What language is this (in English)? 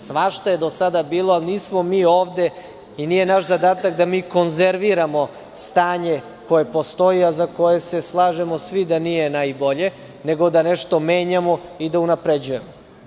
Serbian